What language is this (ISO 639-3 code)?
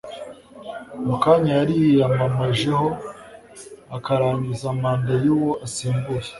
kin